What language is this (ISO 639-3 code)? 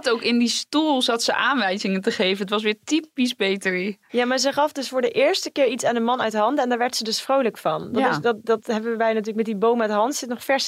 nld